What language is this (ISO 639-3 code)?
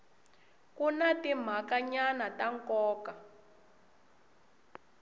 tso